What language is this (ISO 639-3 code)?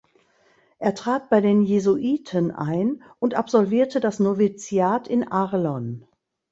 deu